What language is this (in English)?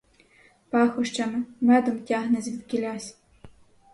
Ukrainian